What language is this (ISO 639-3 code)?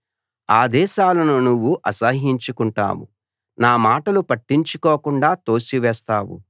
tel